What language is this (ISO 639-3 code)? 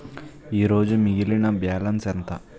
tel